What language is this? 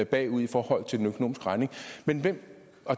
Danish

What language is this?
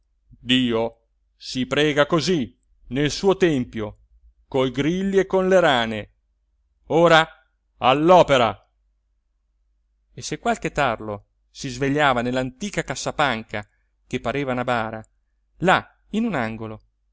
Italian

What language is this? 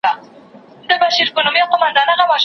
Pashto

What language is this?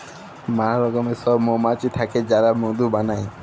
Bangla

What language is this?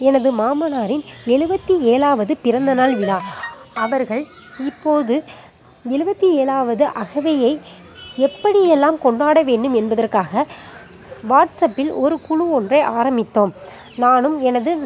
Tamil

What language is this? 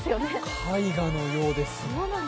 Japanese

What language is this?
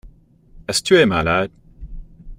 French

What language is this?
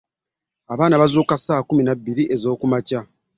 Ganda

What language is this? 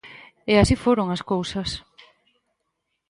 Galician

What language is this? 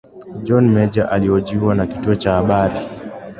Swahili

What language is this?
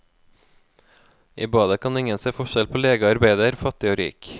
Norwegian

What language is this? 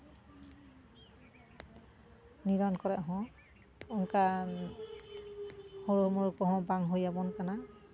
Santali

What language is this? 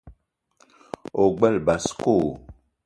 Eton (Cameroon)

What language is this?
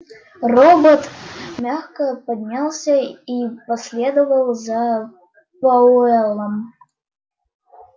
Russian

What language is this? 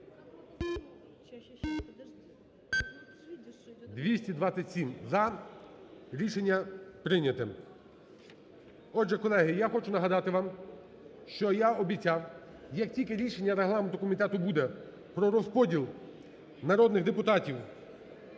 Ukrainian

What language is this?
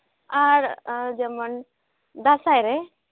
Santali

